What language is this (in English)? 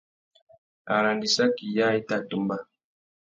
Tuki